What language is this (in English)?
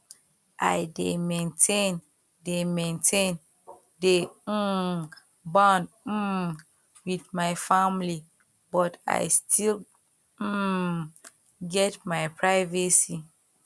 Nigerian Pidgin